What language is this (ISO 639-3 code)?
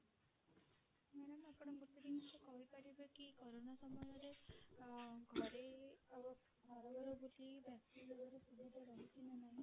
ori